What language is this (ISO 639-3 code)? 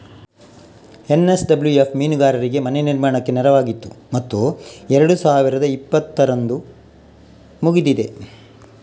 kan